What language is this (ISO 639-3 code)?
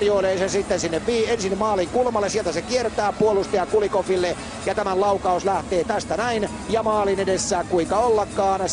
fin